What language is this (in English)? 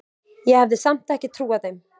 Icelandic